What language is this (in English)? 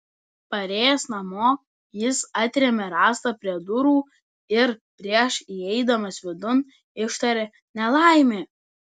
Lithuanian